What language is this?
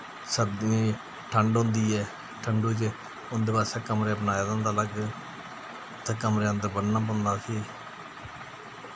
Dogri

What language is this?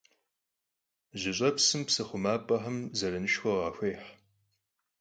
Kabardian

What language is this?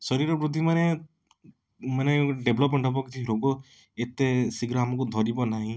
Odia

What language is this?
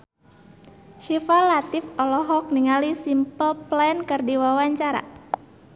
Sundanese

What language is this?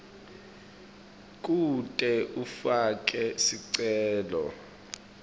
Swati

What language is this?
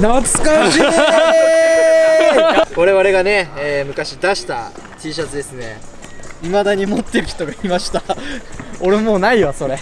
Japanese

